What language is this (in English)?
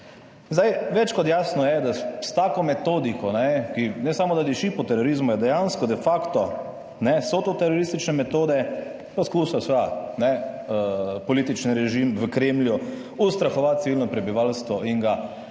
Slovenian